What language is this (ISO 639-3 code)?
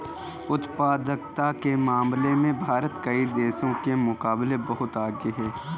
hin